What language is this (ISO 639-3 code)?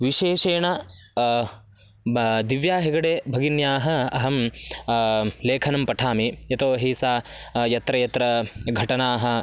san